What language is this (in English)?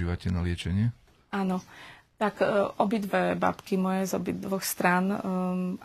Slovak